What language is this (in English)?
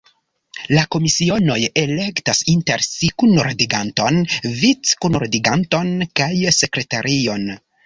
Esperanto